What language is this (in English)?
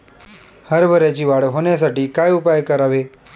Marathi